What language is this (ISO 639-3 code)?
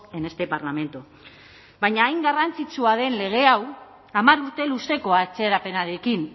eus